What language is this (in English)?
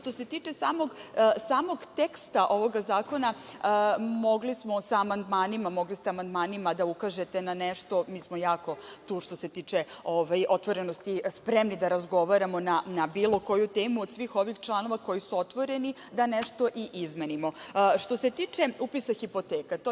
Serbian